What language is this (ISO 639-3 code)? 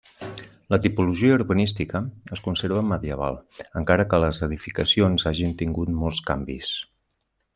cat